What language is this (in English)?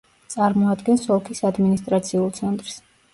Georgian